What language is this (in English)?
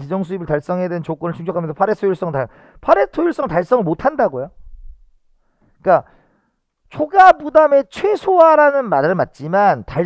Korean